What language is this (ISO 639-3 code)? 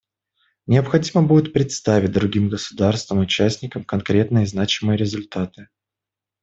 rus